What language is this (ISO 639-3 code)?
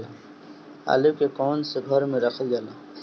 bho